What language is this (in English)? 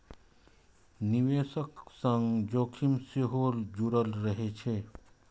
Maithili